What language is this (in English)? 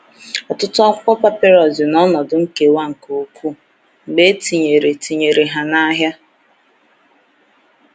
Igbo